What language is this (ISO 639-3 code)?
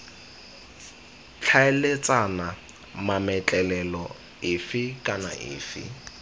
tsn